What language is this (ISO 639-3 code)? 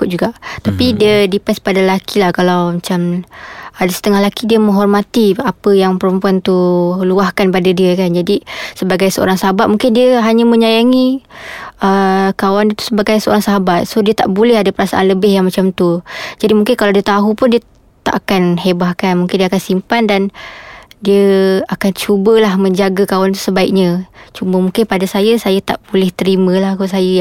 msa